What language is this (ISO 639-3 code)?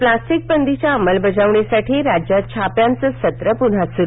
mar